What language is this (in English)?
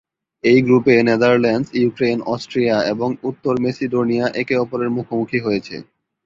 Bangla